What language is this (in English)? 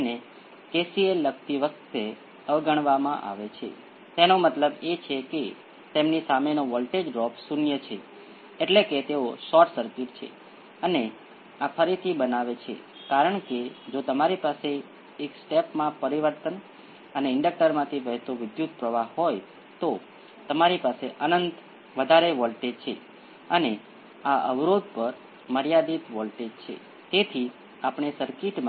Gujarati